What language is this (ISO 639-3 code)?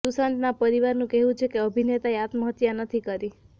guj